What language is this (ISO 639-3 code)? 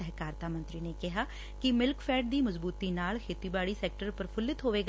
pan